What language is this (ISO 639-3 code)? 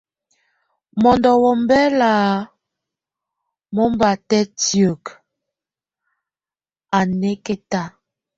tvu